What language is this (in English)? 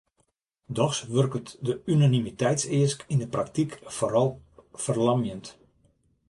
Western Frisian